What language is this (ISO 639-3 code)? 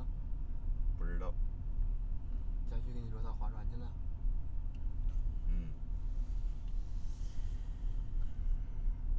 zho